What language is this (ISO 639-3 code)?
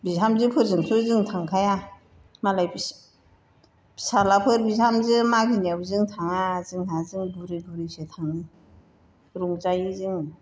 brx